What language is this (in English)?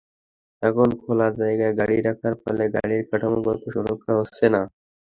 Bangla